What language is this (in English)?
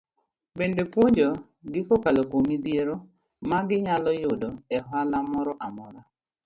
Luo (Kenya and Tanzania)